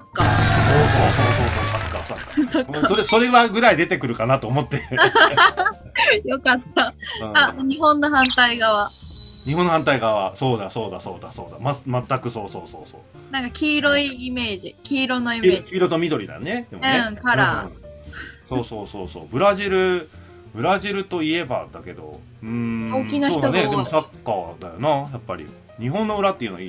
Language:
Japanese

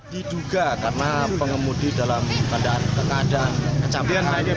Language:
Indonesian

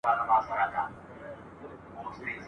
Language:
Pashto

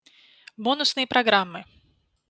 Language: Russian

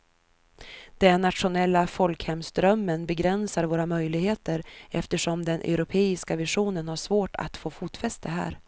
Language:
Swedish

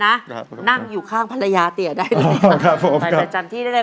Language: Thai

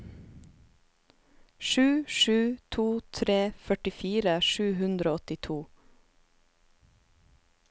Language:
Norwegian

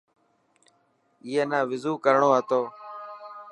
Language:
Dhatki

